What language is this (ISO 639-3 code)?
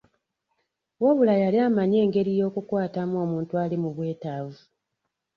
lug